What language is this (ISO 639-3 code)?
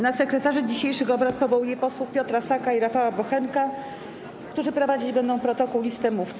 pol